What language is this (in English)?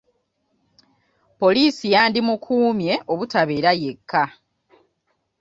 Ganda